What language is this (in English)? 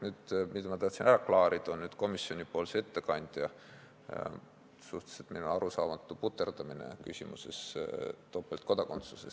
Estonian